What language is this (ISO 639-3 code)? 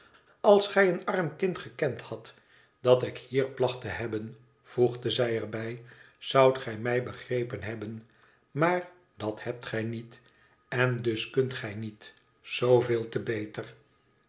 nld